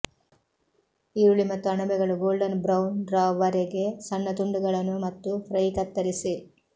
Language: Kannada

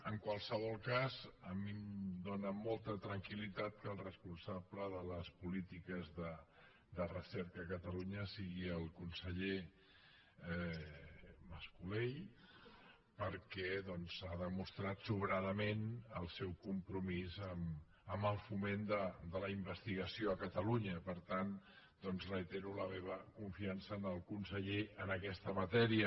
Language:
Catalan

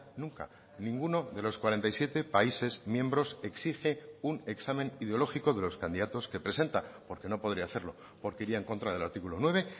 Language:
Spanish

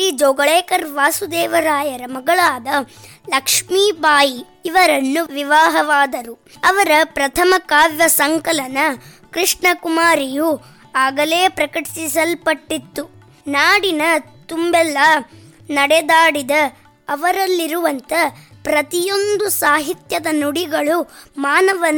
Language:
Kannada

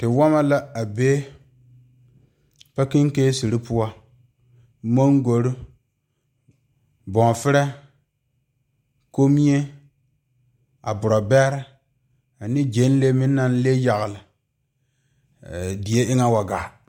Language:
Southern Dagaare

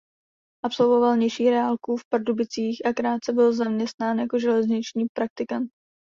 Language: Czech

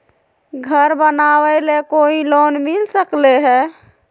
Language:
Magahi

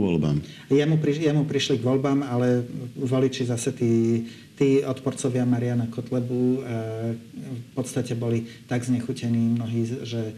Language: Slovak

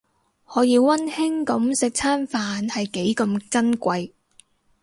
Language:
Cantonese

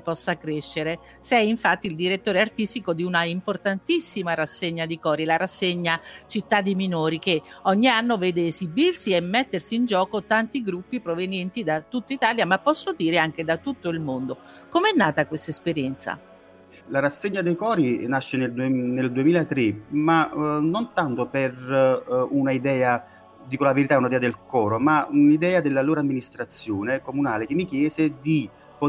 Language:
Italian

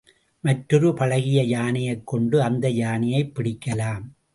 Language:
Tamil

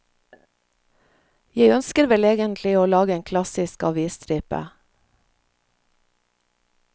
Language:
Norwegian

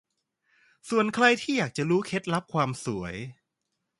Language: Thai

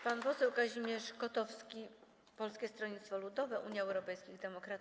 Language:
Polish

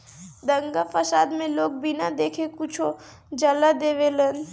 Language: Bhojpuri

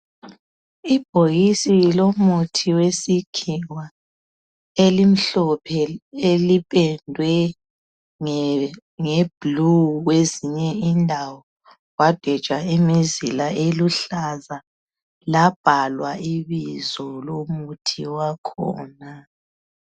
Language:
North Ndebele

